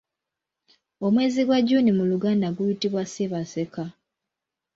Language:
Ganda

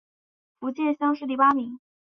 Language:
Chinese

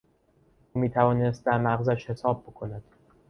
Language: Persian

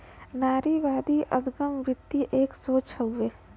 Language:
Bhojpuri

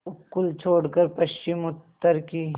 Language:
Hindi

